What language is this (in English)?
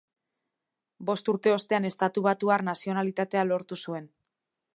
Basque